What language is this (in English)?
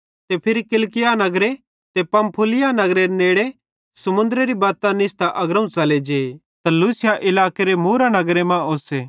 Bhadrawahi